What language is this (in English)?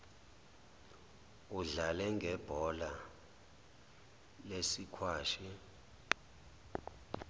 Zulu